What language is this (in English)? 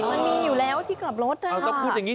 Thai